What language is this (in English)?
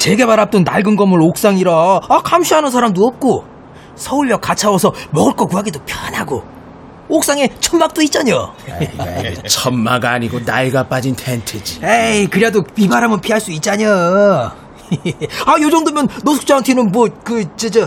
Korean